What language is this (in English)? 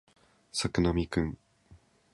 Japanese